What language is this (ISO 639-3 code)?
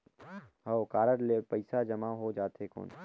hne